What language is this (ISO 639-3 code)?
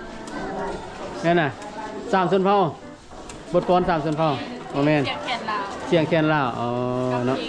tha